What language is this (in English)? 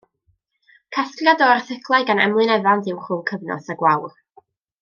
Welsh